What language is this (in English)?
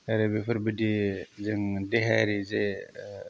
Bodo